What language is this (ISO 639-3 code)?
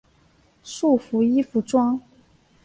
zho